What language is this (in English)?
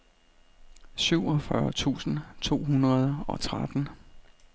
Danish